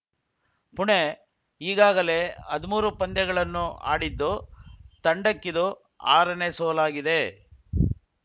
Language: Kannada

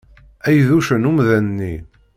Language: Kabyle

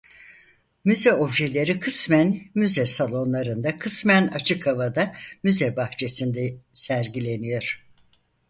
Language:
Turkish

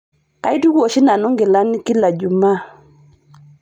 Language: Masai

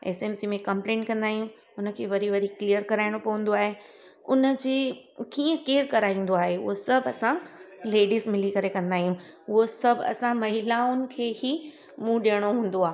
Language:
Sindhi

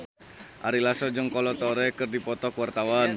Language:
Sundanese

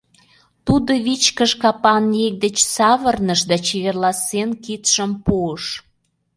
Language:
Mari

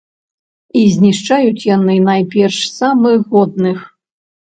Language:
Belarusian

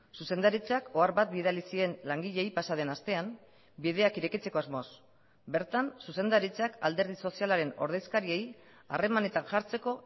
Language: Basque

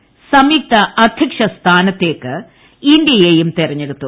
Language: Malayalam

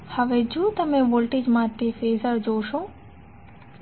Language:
Gujarati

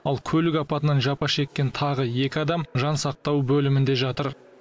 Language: Kazakh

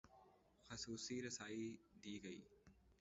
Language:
Urdu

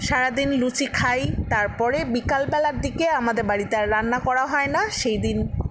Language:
Bangla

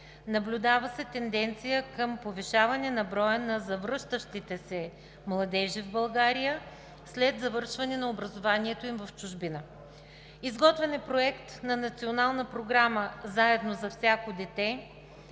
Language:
Bulgarian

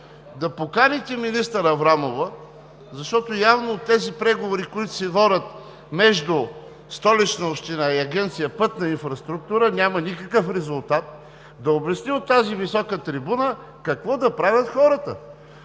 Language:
Bulgarian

